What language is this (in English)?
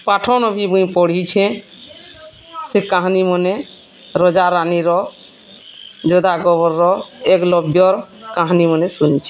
Odia